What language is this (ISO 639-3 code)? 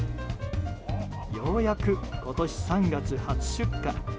jpn